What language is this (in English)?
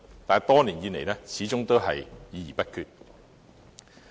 Cantonese